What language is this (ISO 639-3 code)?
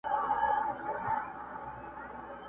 pus